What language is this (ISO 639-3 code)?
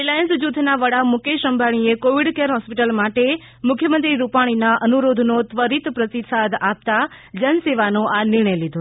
guj